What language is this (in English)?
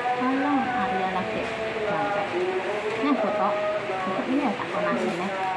Indonesian